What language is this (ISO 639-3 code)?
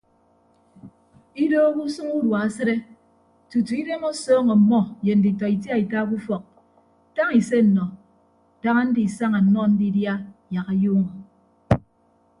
ibb